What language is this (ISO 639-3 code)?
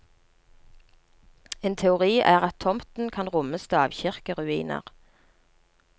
nor